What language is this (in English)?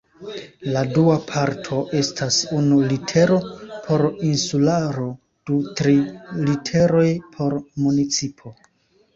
Esperanto